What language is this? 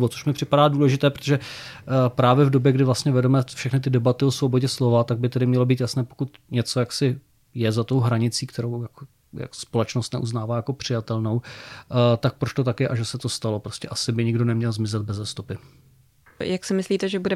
Czech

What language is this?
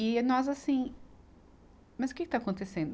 Portuguese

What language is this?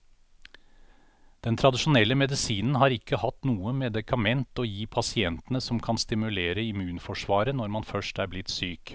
Norwegian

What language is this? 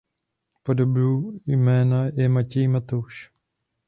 Czech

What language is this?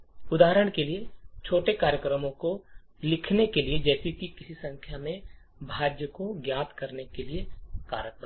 Hindi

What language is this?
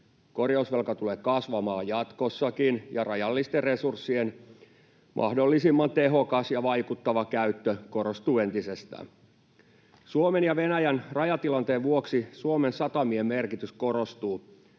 Finnish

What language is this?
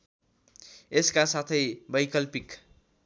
Nepali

